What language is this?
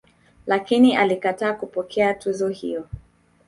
Swahili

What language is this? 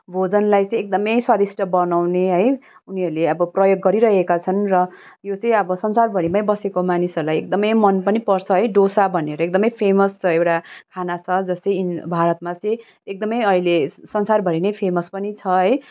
Nepali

